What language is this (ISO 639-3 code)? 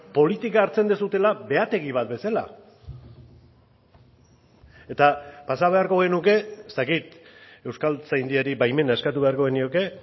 eus